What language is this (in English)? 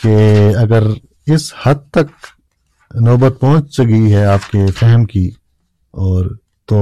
Urdu